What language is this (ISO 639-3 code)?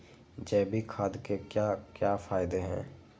mag